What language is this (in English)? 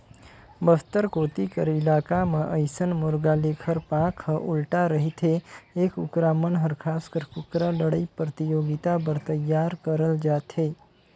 Chhattisgarhi